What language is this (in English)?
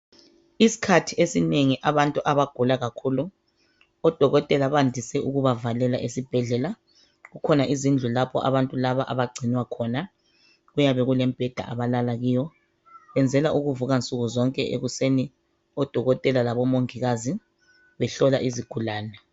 North Ndebele